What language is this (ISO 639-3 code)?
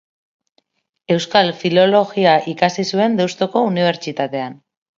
eus